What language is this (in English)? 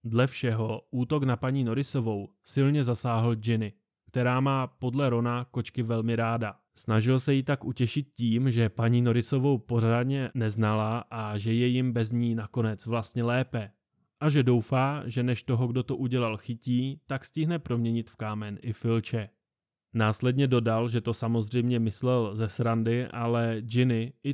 Czech